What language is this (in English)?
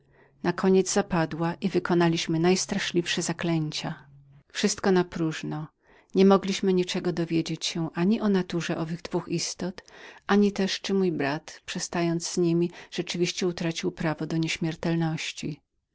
Polish